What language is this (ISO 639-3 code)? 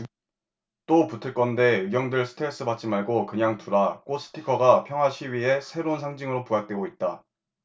kor